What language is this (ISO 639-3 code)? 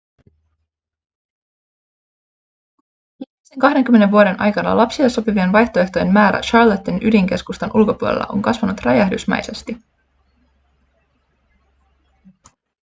fin